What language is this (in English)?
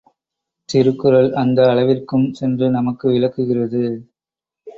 Tamil